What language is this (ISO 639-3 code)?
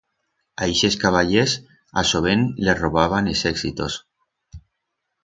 arg